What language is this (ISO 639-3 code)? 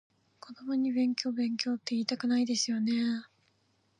jpn